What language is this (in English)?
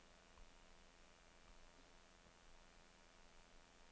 Danish